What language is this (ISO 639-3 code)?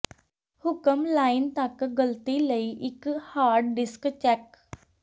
pan